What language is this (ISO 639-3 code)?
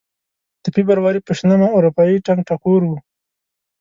pus